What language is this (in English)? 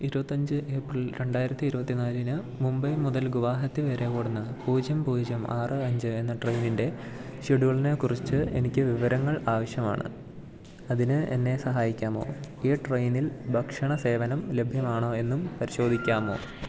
Malayalam